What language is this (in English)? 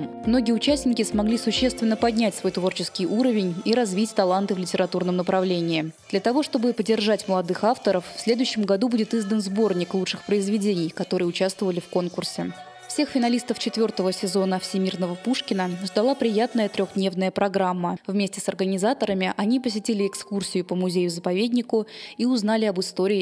Russian